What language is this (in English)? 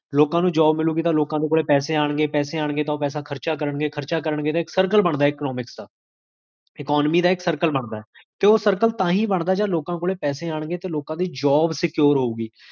Punjabi